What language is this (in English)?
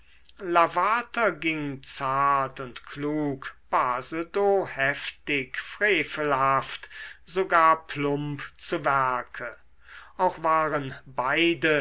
German